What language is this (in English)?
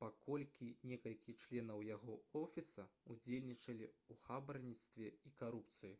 Belarusian